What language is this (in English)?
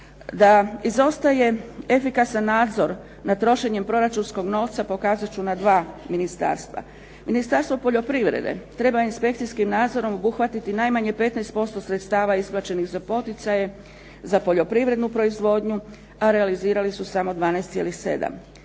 Croatian